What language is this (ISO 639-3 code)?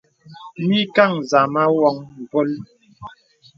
beb